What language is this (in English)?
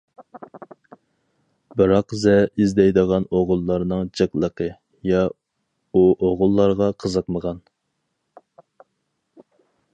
Uyghur